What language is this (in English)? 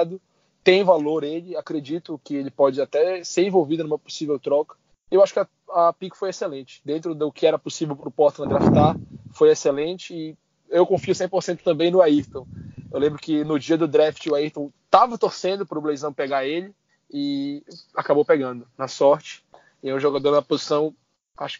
Portuguese